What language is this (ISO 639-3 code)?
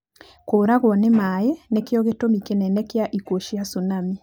kik